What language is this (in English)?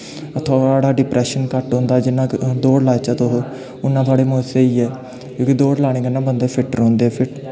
Dogri